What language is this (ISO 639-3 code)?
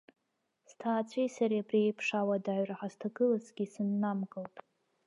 abk